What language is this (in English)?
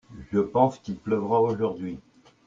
French